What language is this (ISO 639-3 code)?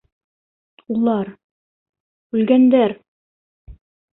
bak